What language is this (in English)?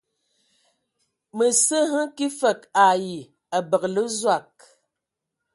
Ewondo